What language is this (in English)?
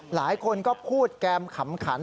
Thai